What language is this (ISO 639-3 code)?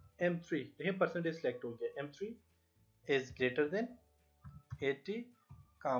hin